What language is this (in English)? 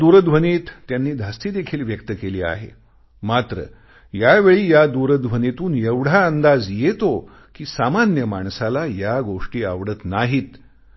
Marathi